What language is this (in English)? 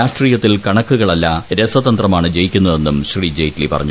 Malayalam